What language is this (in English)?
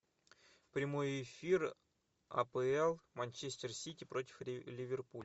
Russian